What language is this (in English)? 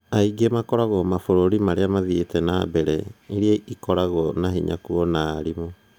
Kikuyu